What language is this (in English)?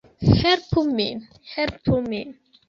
Esperanto